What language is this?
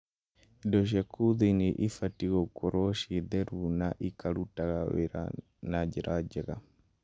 Kikuyu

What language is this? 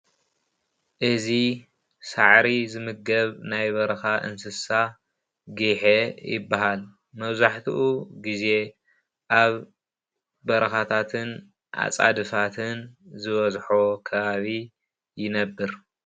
Tigrinya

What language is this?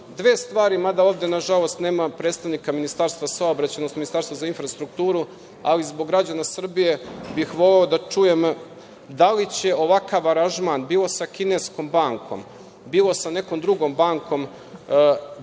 Serbian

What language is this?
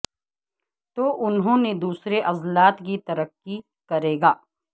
Urdu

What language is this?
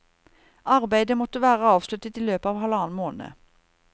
Norwegian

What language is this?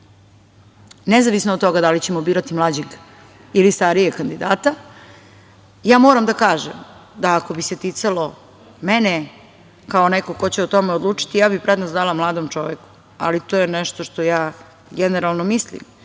Serbian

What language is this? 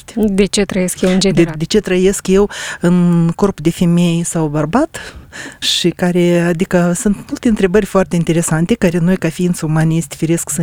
Romanian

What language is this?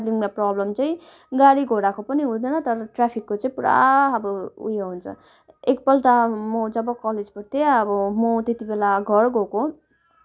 Nepali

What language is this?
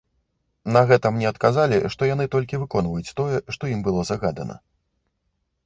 Belarusian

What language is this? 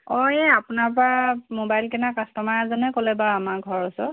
Assamese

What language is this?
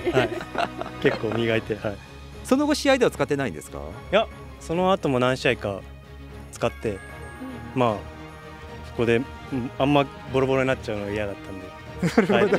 Japanese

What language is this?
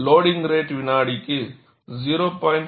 Tamil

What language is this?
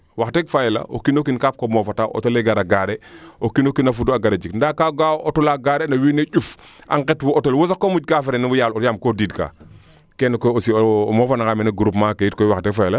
Serer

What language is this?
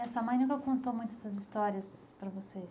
Portuguese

